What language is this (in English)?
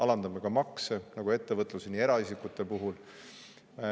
Estonian